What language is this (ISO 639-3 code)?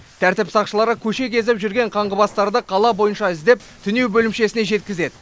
kaz